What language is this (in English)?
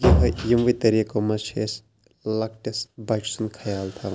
Kashmiri